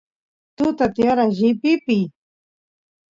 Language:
Santiago del Estero Quichua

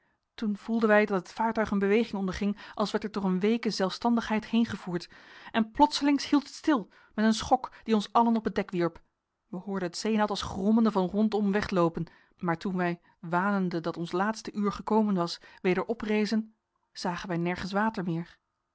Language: Dutch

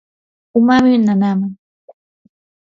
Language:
Yanahuanca Pasco Quechua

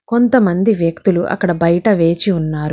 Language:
Telugu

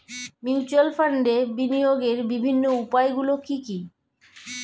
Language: Bangla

